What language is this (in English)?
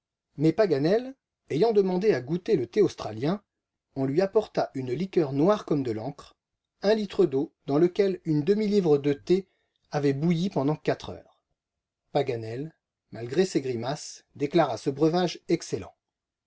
French